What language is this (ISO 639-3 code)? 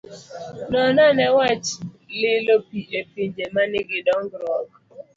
luo